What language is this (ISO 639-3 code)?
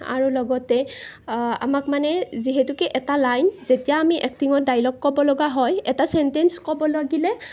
asm